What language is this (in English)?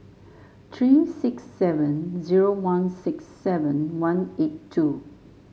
English